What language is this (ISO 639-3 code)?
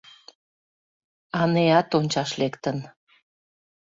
chm